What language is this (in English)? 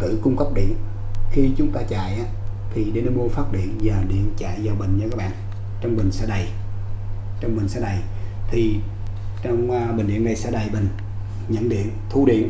Vietnamese